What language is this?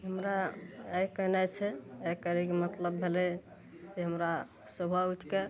Maithili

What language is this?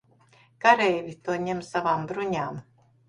Latvian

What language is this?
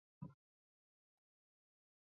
Chinese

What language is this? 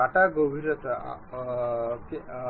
Bangla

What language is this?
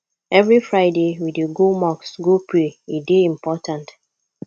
Nigerian Pidgin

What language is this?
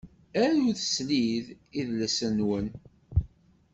Kabyle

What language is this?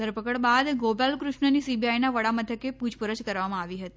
Gujarati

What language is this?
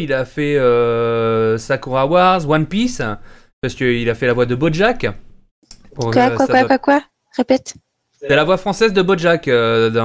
French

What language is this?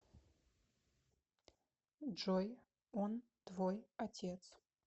Russian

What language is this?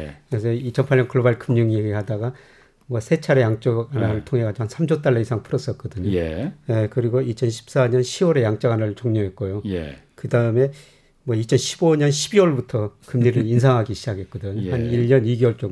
Korean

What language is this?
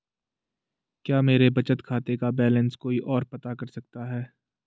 Hindi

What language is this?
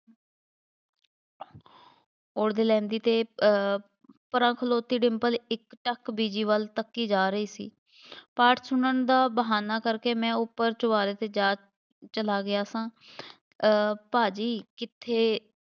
Punjabi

